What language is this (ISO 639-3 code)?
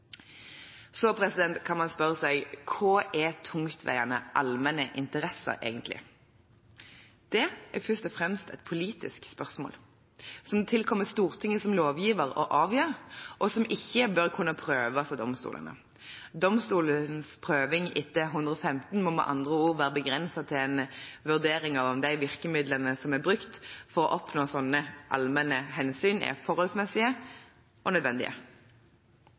nob